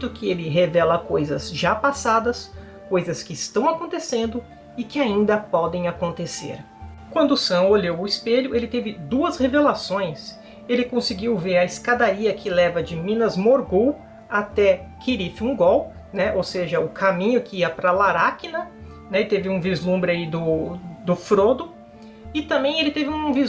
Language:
Portuguese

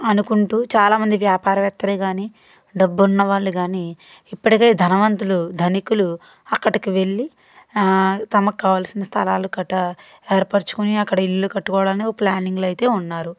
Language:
Telugu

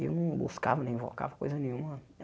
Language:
Portuguese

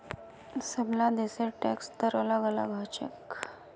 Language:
Magahi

